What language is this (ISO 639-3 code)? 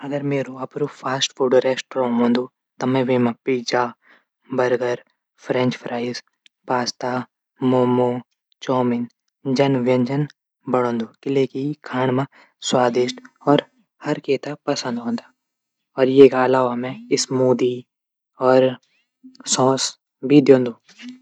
gbm